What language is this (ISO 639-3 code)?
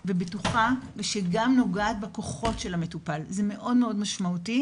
heb